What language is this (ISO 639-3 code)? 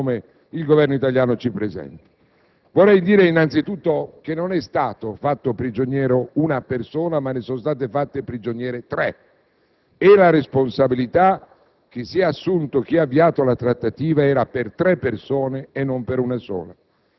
ita